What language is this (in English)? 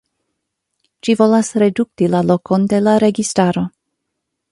Esperanto